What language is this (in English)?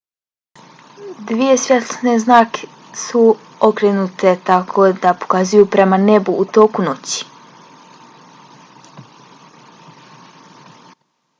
Bosnian